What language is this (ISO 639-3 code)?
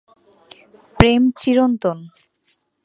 ben